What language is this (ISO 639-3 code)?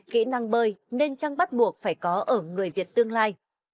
vie